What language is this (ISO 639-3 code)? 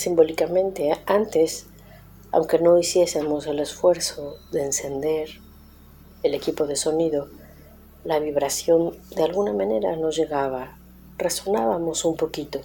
spa